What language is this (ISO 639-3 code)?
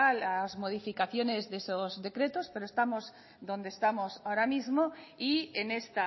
spa